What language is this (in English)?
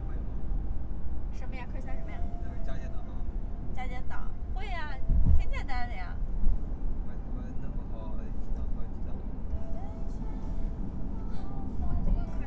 Chinese